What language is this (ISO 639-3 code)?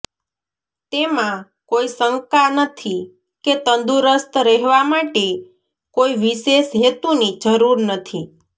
guj